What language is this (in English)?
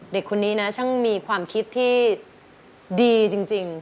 Thai